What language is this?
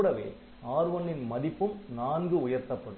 Tamil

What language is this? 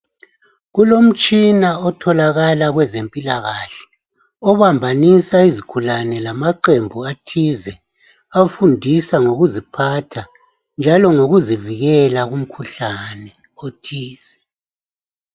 North Ndebele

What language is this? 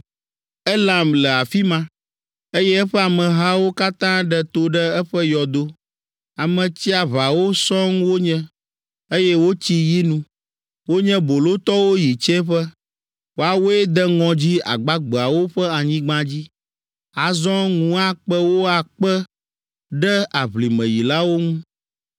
Ewe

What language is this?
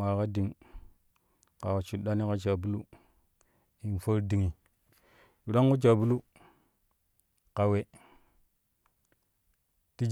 Kushi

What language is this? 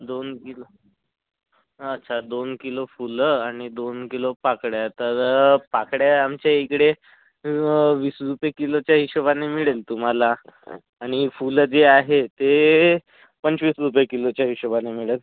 Marathi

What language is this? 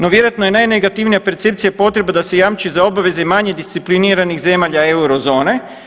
Croatian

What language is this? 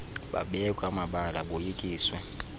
Xhosa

